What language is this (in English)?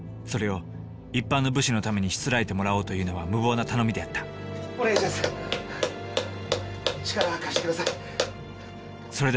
Japanese